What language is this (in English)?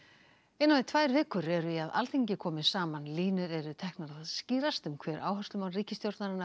Icelandic